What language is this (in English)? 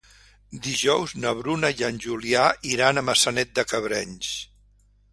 Catalan